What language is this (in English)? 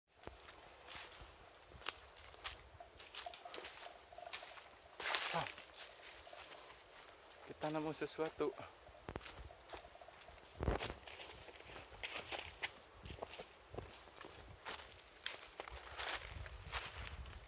Indonesian